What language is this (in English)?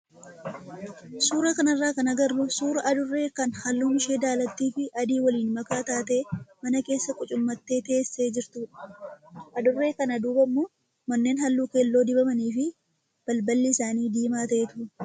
Oromo